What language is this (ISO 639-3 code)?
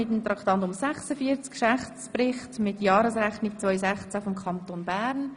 gsw